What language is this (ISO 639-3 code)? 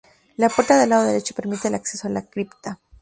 spa